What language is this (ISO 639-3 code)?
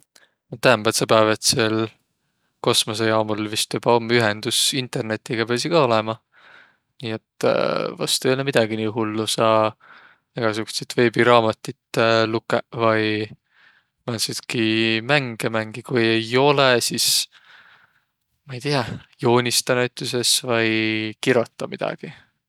vro